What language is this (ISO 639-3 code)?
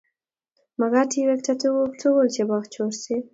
kln